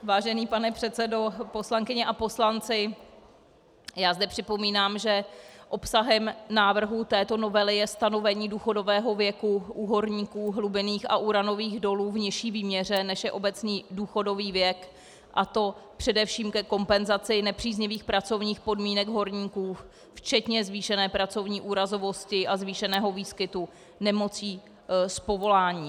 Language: Czech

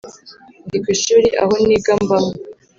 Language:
Kinyarwanda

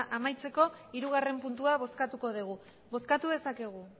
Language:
Basque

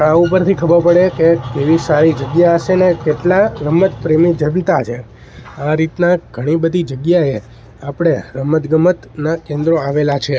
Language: Gujarati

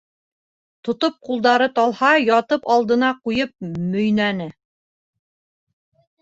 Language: Bashkir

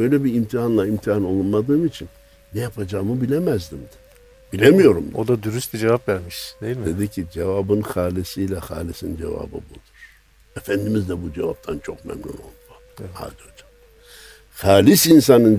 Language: Turkish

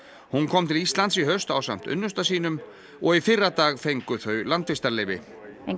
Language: Icelandic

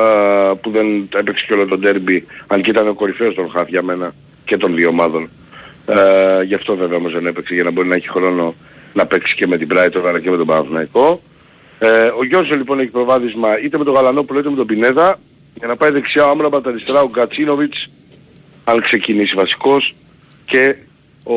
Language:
Greek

